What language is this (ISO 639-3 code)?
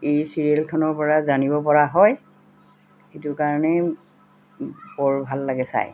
asm